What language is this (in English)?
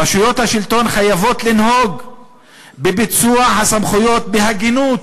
Hebrew